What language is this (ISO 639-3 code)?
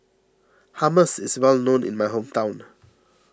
eng